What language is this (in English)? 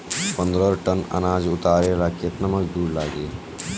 Bhojpuri